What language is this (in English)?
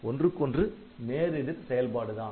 Tamil